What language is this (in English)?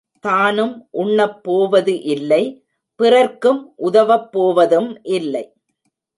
Tamil